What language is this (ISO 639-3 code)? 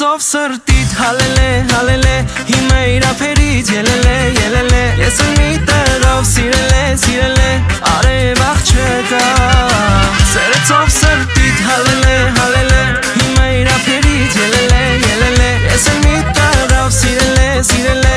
ron